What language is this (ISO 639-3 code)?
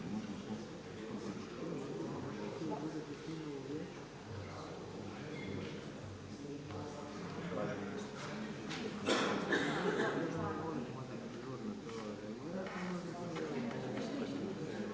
hrv